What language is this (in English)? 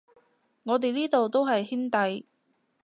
Cantonese